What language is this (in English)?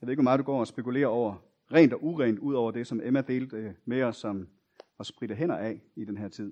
Danish